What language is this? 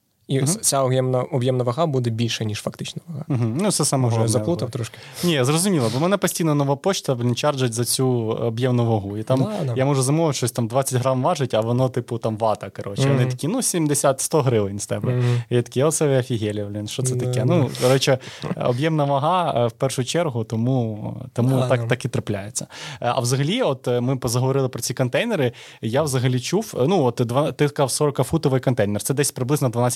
Ukrainian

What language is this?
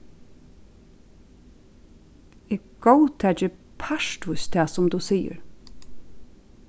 Faroese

